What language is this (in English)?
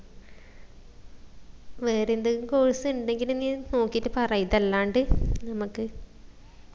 Malayalam